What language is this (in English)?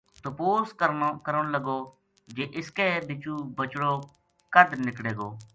Gujari